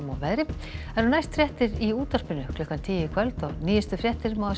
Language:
Icelandic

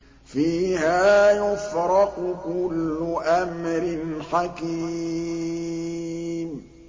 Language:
Arabic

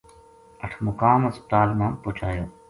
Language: Gujari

